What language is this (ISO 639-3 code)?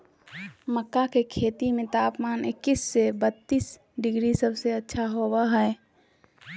mag